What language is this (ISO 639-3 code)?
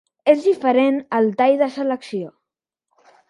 cat